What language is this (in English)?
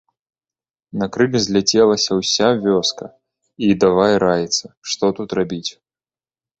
Belarusian